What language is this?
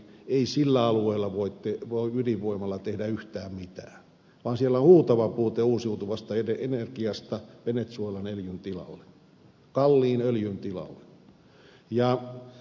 Finnish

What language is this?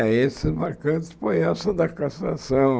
Portuguese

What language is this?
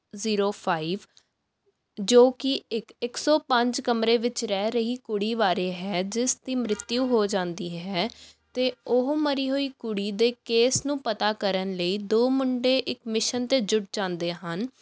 Punjabi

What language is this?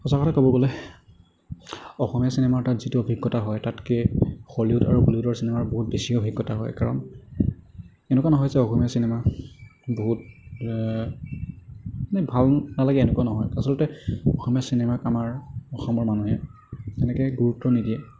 Assamese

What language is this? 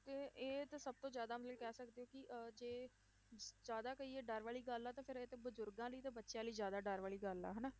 Punjabi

